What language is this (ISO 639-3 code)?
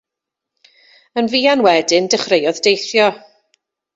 cym